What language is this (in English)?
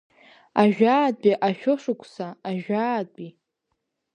Abkhazian